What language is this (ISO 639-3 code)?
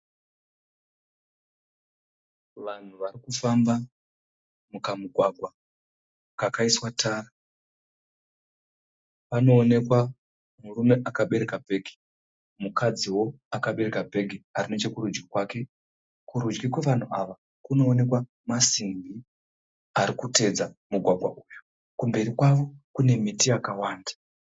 sna